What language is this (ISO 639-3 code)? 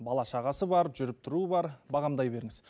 kaz